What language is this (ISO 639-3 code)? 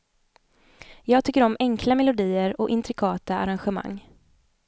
swe